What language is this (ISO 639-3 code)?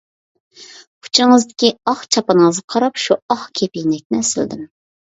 uig